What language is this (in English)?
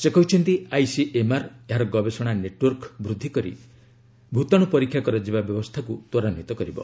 Odia